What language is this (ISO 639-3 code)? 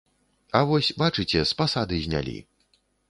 bel